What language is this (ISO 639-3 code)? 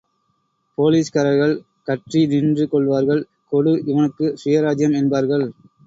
tam